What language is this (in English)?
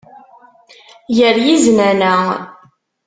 Kabyle